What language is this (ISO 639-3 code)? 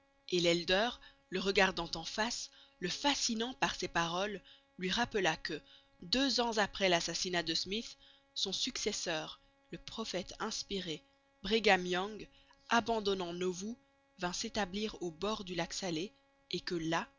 fra